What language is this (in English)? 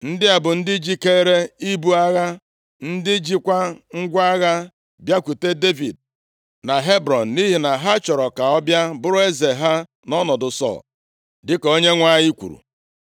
Igbo